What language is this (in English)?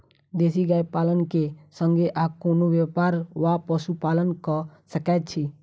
Maithili